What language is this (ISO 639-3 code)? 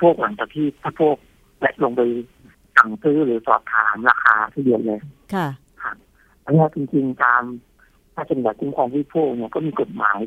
tha